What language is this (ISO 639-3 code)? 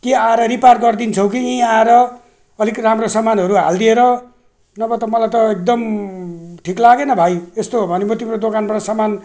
nep